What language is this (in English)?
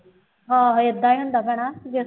Punjabi